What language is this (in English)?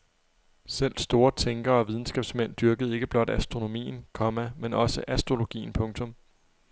Danish